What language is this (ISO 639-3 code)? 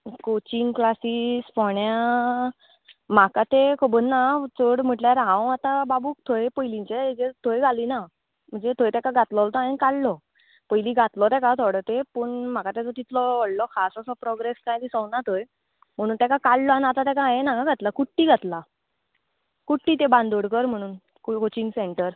kok